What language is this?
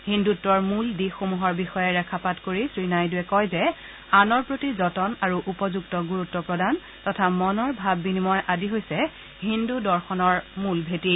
Assamese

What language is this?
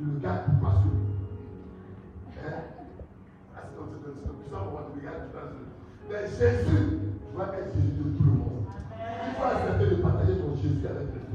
French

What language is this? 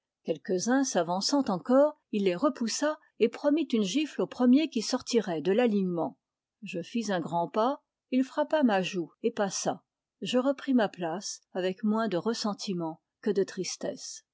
French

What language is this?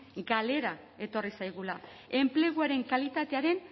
Basque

